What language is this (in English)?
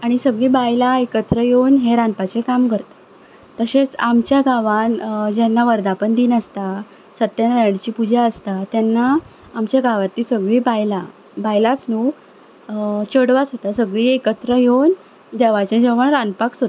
Konkani